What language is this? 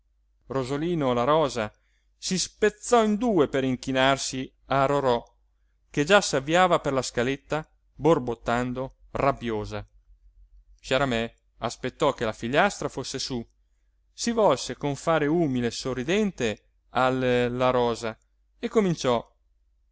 Italian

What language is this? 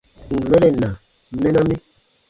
Baatonum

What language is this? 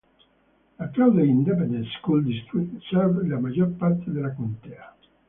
Italian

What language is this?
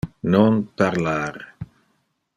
Interlingua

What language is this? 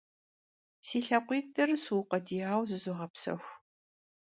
Kabardian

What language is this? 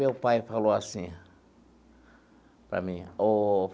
Portuguese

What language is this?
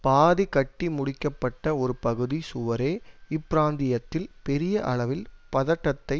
Tamil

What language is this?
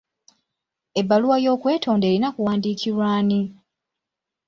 Ganda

